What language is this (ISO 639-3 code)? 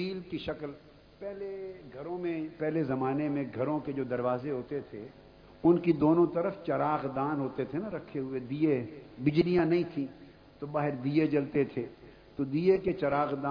urd